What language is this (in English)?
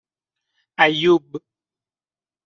Persian